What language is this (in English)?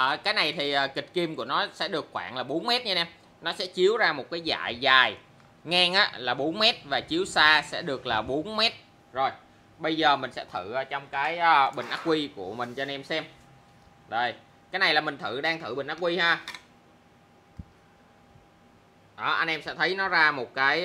Vietnamese